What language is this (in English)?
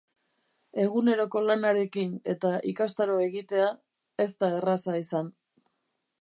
Basque